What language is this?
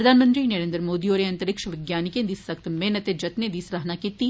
Dogri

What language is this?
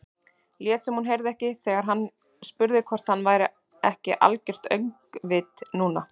Icelandic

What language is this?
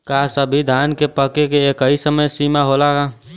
Bhojpuri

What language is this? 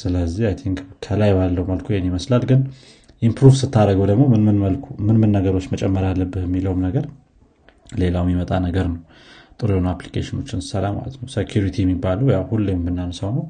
Amharic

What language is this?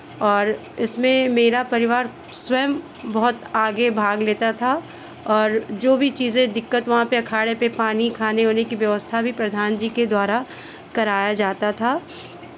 Hindi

